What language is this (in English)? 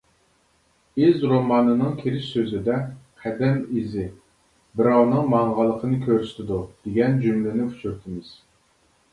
Uyghur